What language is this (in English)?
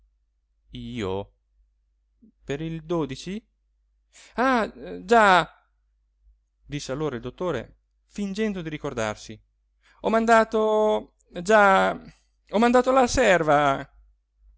Italian